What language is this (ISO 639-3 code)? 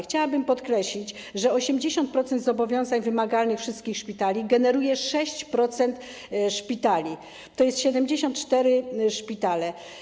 pol